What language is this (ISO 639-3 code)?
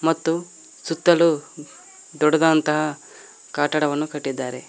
kan